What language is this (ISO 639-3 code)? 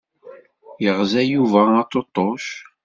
kab